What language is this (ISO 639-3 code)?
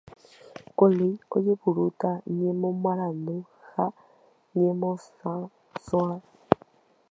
grn